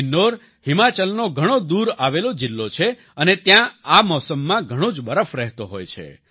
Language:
Gujarati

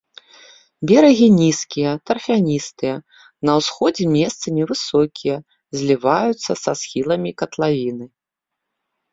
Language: Belarusian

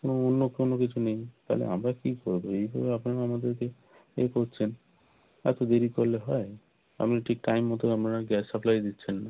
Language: Bangla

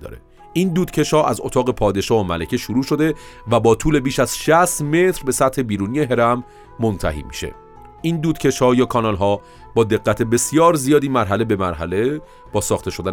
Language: Persian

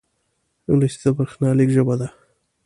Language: Pashto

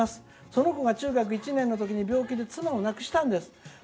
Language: Japanese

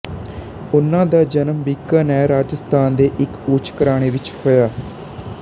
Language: Punjabi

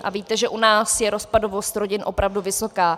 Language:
Czech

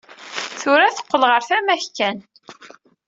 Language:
Kabyle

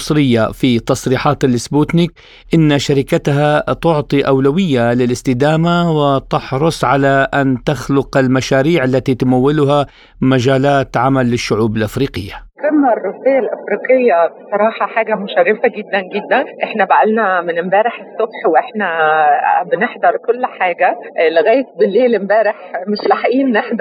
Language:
Arabic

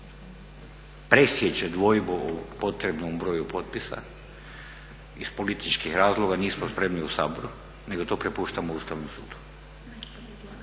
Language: Croatian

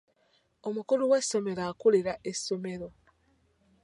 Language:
Ganda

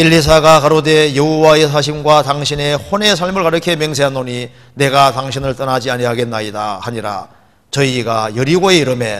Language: Korean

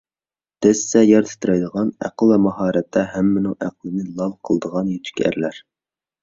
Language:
Uyghur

